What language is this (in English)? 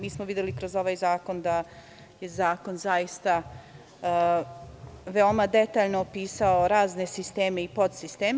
Serbian